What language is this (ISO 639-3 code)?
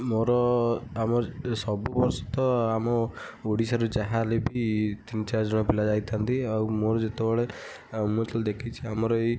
ori